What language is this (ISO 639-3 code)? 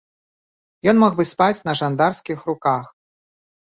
bel